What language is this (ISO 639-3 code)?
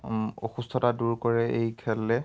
asm